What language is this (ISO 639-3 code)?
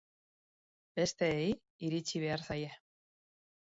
eus